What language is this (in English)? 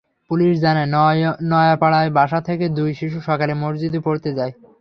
Bangla